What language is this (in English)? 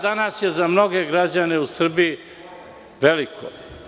Serbian